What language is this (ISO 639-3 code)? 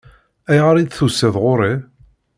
kab